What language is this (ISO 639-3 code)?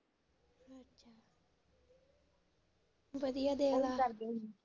pan